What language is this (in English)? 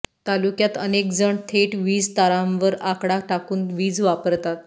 Marathi